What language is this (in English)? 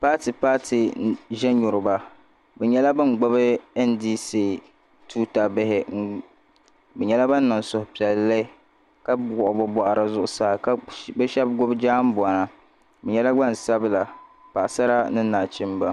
Dagbani